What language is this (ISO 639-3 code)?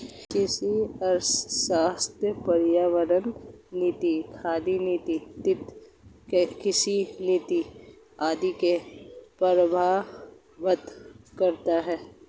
hin